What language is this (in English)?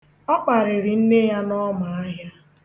Igbo